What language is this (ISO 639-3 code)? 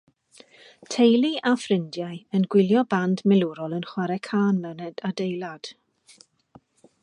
cym